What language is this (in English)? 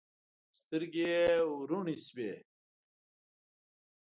Pashto